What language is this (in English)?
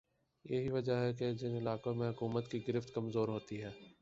Urdu